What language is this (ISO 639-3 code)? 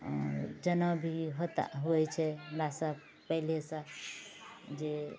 mai